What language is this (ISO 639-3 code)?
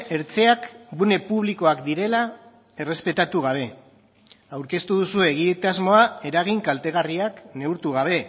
eus